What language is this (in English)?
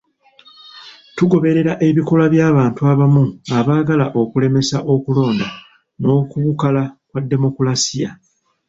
Ganda